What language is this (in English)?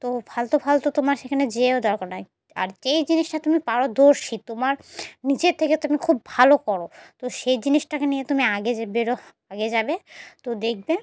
Bangla